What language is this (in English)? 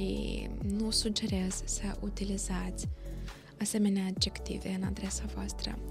Romanian